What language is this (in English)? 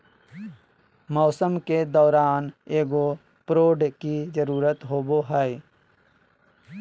Magahi